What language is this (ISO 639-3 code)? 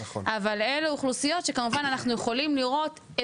heb